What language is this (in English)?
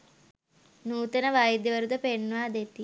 Sinhala